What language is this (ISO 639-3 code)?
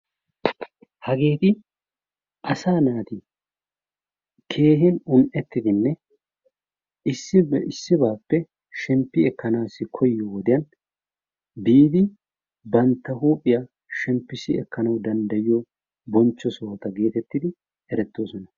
wal